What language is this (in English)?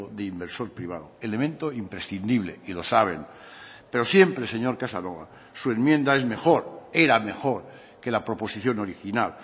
Spanish